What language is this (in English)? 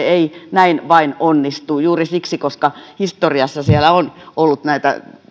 Finnish